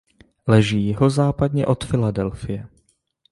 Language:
Czech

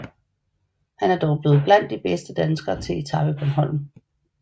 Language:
Danish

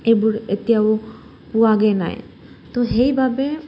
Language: Assamese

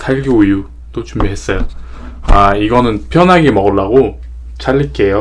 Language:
Korean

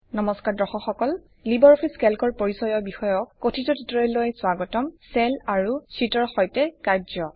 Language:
Assamese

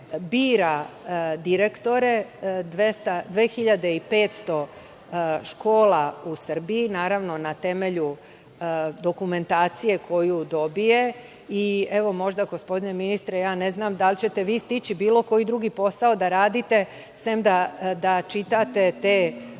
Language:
Serbian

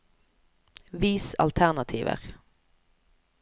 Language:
Norwegian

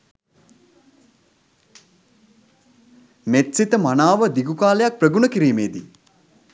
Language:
Sinhala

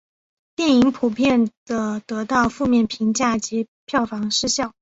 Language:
Chinese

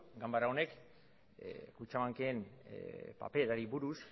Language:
Basque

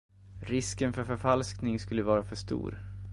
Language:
Swedish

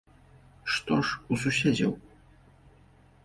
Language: Belarusian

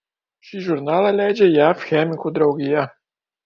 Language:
Lithuanian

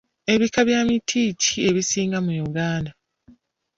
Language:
Ganda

